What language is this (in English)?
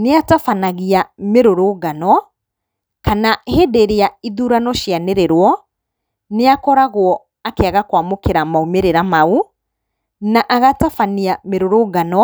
Kikuyu